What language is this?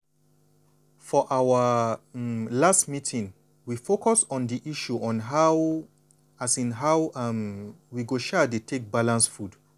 Nigerian Pidgin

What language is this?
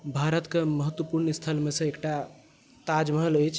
Maithili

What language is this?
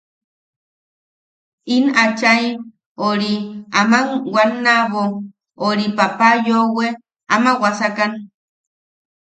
Yaqui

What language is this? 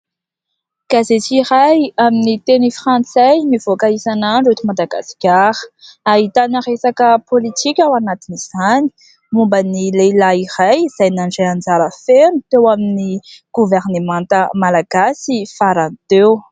Malagasy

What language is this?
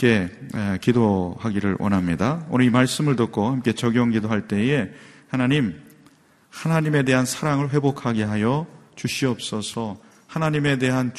Korean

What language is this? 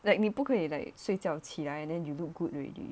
English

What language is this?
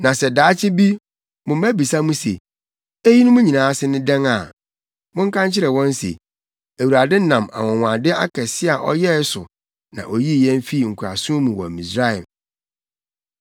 Akan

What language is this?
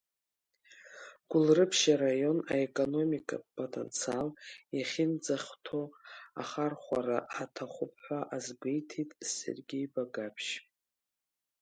Abkhazian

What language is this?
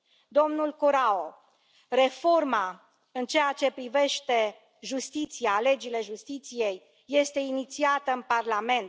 Romanian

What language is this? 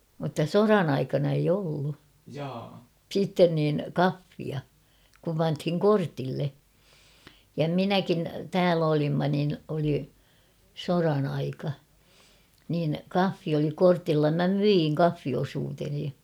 Finnish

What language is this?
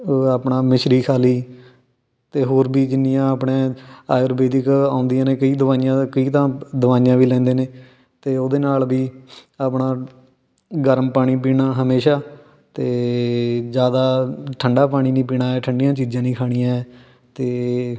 Punjabi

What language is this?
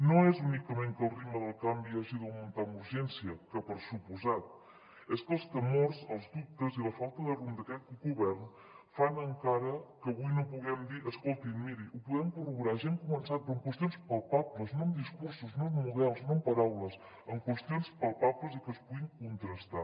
Catalan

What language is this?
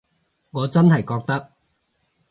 Cantonese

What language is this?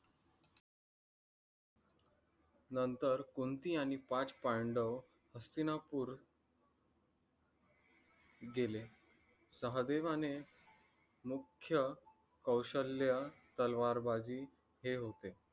Marathi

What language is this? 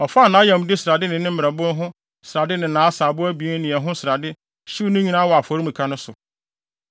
Akan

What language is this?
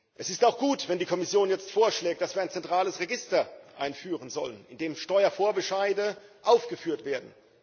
German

